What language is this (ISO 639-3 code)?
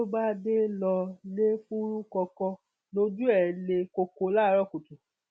yor